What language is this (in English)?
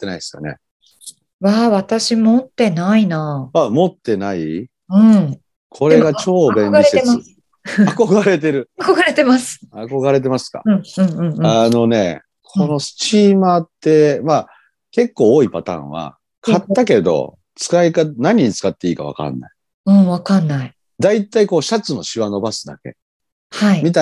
Japanese